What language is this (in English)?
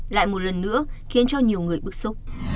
Vietnamese